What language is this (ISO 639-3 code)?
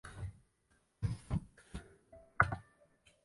zho